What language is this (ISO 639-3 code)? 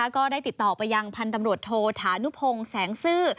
tha